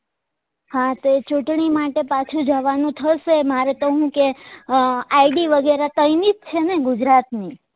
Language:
Gujarati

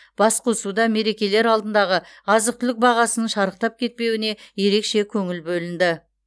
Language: Kazakh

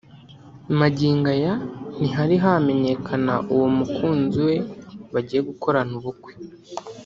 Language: Kinyarwanda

